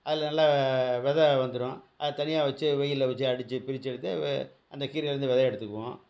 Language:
Tamil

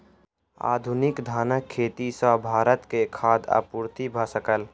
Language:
Maithili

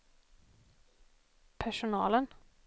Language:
Swedish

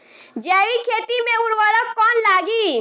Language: Bhojpuri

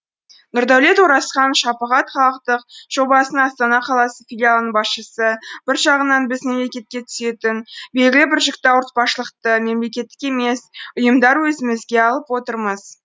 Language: Kazakh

